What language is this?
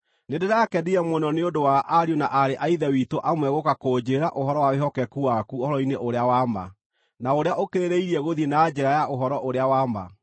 Kikuyu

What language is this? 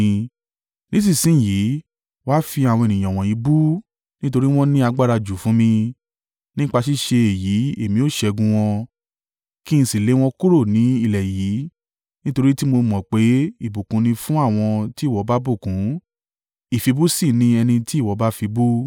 Yoruba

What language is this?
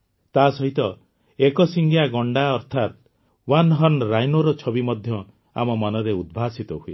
Odia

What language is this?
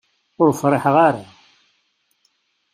Kabyle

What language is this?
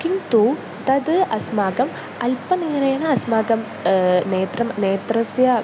Sanskrit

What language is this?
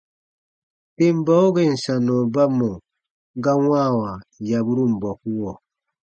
Baatonum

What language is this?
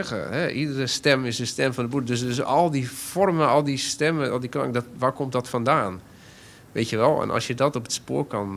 Dutch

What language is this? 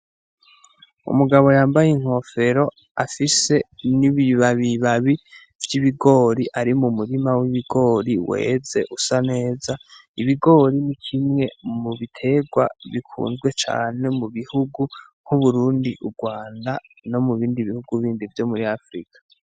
Rundi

